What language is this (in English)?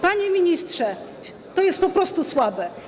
Polish